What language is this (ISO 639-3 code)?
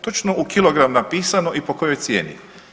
hrv